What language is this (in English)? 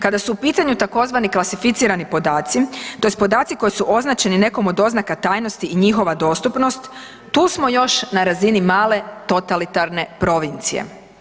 Croatian